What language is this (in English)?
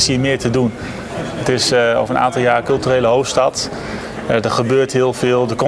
Dutch